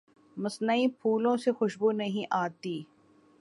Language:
Urdu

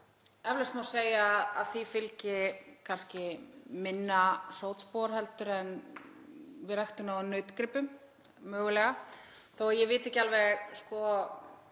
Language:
Icelandic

